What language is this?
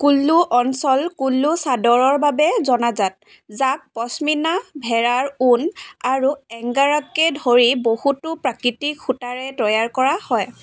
Assamese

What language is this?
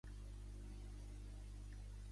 Catalan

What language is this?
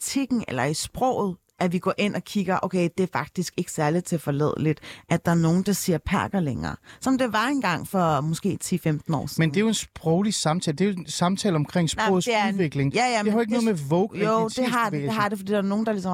Danish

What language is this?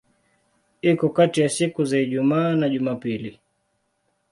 Swahili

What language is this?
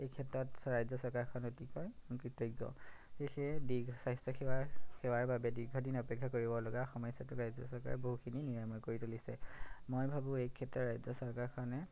Assamese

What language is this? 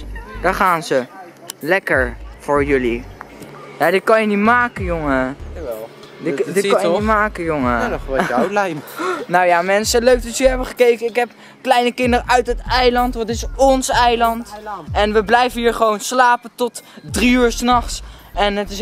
Dutch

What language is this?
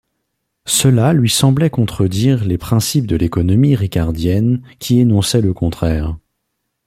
French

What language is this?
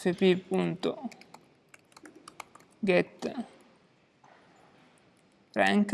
Italian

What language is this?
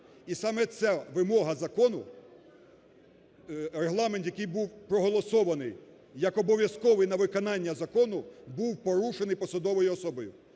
Ukrainian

